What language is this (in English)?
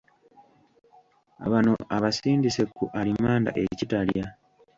Ganda